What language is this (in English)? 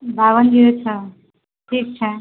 Maithili